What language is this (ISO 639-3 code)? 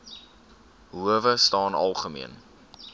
afr